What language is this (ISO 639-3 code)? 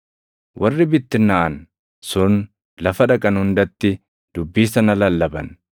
orm